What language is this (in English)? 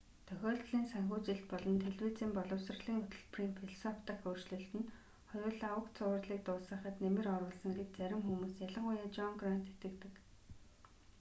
Mongolian